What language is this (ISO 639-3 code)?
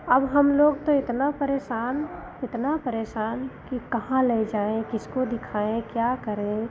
hin